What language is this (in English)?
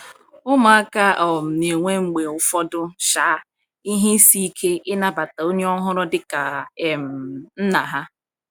Igbo